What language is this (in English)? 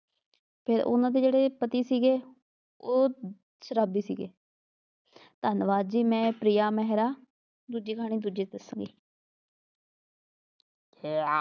Punjabi